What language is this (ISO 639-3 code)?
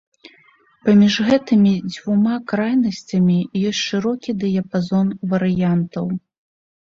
bel